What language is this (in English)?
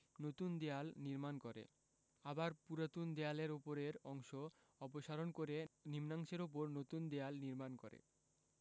Bangla